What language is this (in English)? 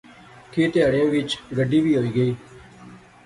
Pahari-Potwari